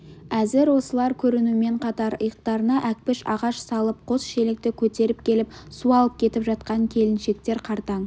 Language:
Kazakh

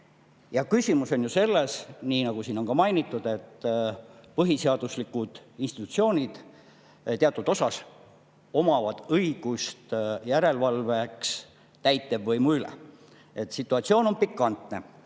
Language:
Estonian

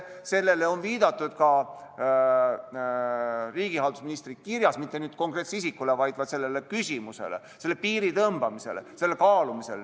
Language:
Estonian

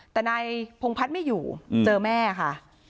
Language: Thai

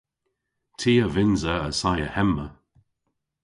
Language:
Cornish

